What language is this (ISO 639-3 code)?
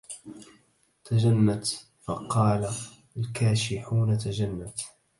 ara